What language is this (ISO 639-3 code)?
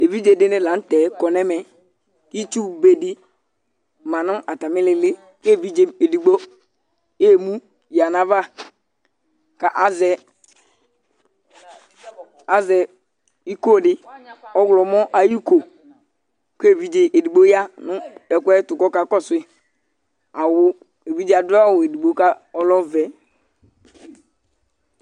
kpo